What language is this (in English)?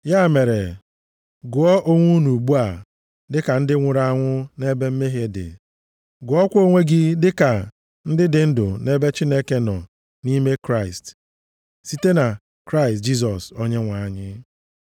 Igbo